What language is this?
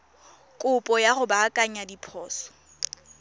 Tswana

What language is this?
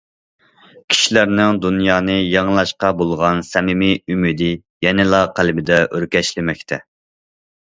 Uyghur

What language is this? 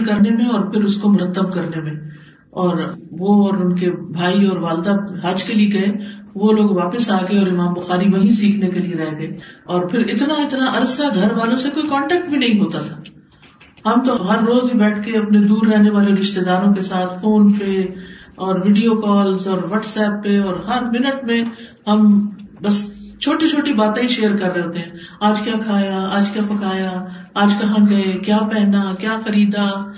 Urdu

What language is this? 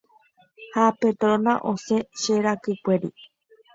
Guarani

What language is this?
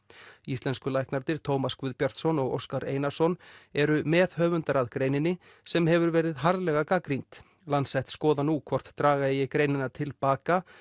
Icelandic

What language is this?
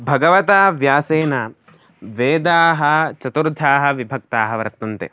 Sanskrit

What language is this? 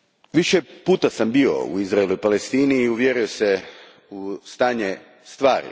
Croatian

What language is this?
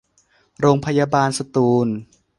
Thai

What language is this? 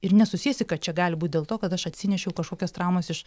Lithuanian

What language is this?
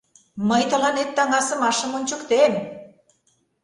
Mari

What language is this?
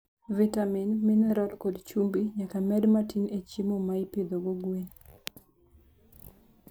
Luo (Kenya and Tanzania)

